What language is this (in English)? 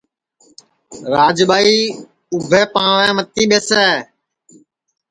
Sansi